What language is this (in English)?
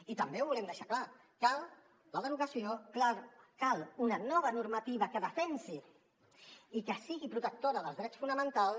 Catalan